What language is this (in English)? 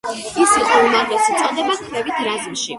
Georgian